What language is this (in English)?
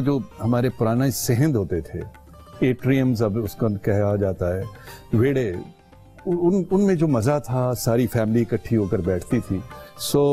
Hindi